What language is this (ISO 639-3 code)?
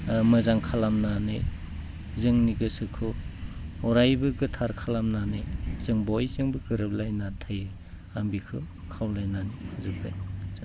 brx